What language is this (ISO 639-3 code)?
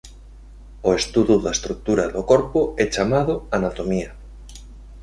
glg